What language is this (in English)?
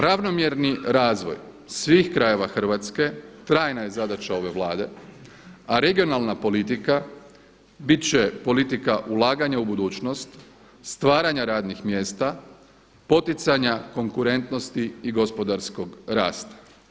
Croatian